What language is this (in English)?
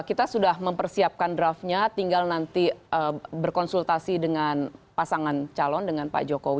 Indonesian